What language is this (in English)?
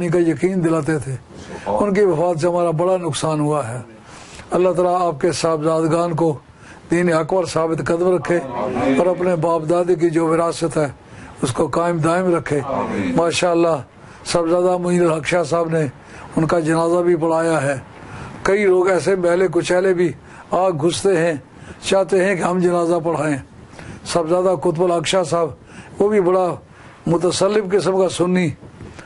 Turkish